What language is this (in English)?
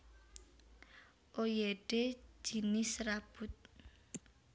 Javanese